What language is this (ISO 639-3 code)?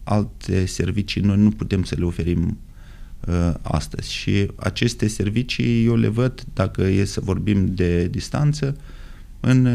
ron